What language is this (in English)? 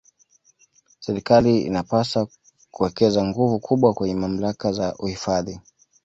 Swahili